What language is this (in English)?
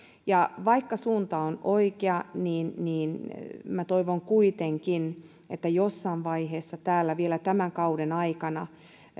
Finnish